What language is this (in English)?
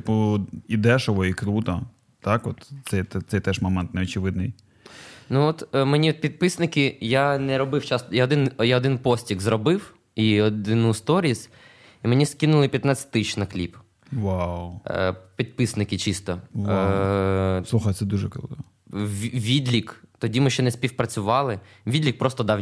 Ukrainian